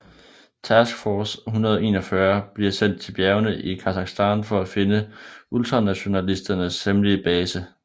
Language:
Danish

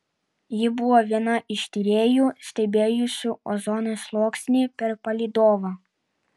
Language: Lithuanian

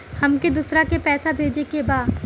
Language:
Bhojpuri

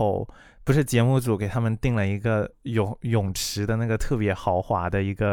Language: Chinese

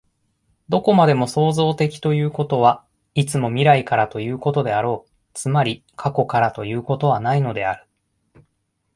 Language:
Japanese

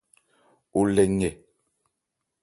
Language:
Ebrié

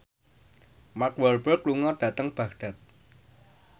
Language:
Javanese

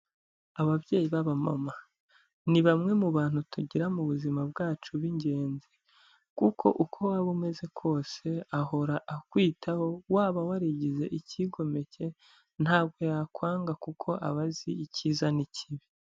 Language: Kinyarwanda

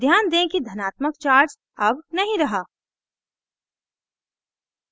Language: Hindi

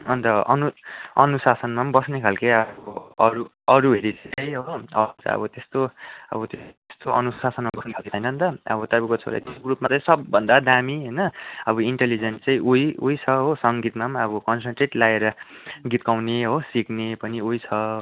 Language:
Nepali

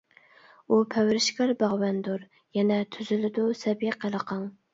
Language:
Uyghur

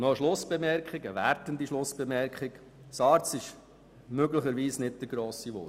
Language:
Swiss German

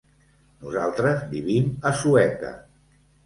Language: Catalan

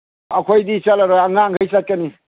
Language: Manipuri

